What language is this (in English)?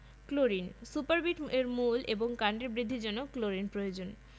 Bangla